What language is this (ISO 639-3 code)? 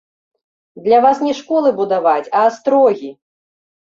bel